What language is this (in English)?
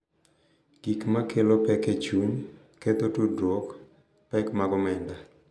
Luo (Kenya and Tanzania)